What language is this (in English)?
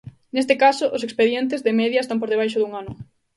Galician